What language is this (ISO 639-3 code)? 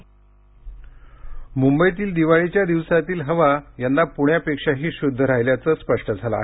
mar